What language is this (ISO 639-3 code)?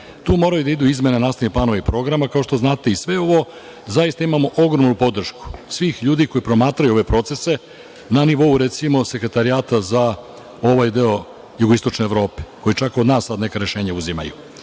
srp